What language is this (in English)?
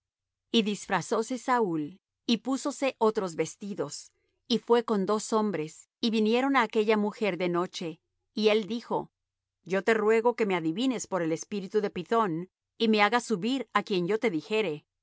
Spanish